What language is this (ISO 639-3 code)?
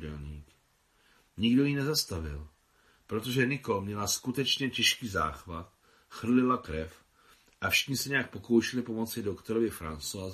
ces